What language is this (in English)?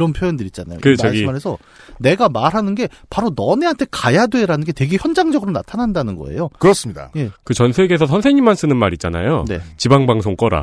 Korean